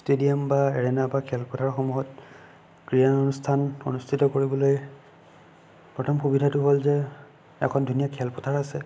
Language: Assamese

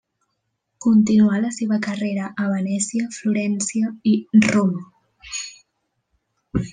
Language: Catalan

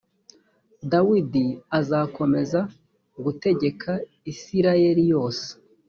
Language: Kinyarwanda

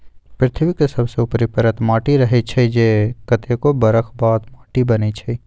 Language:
Magahi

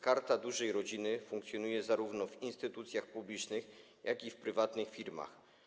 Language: Polish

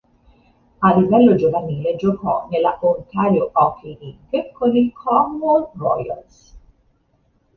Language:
Italian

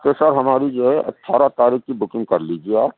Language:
Urdu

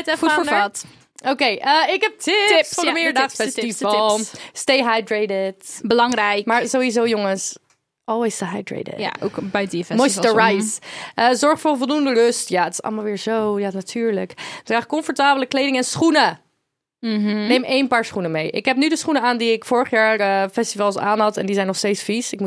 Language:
Dutch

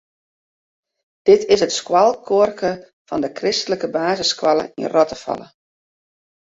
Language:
Western Frisian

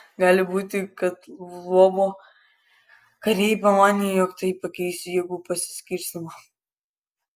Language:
Lithuanian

